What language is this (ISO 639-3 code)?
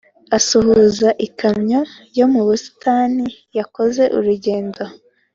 kin